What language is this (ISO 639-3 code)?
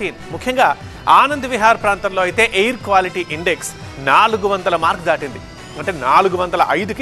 hin